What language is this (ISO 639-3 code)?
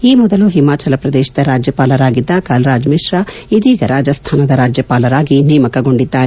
kan